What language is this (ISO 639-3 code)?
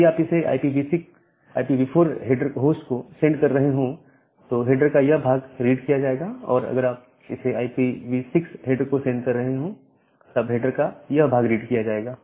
hin